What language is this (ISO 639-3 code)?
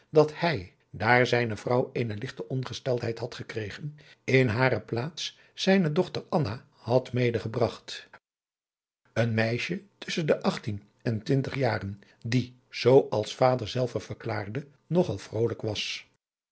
nld